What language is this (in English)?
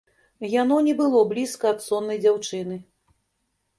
Belarusian